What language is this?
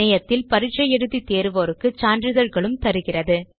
Tamil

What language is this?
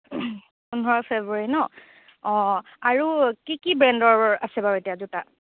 Assamese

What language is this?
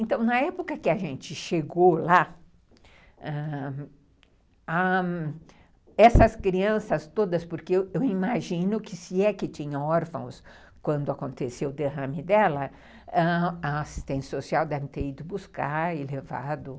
Portuguese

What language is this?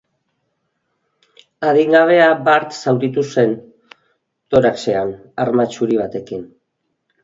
Basque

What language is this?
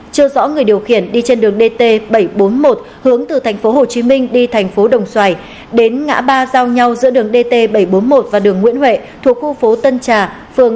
Vietnamese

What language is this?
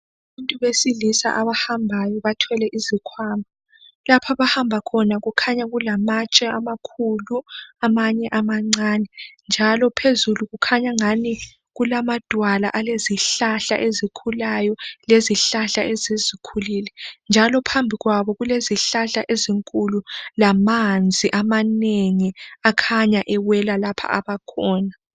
North Ndebele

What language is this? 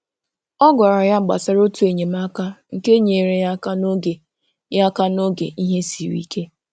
Igbo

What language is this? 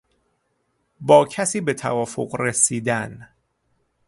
Persian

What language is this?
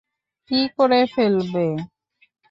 Bangla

